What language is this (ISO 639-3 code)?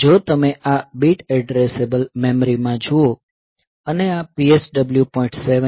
guj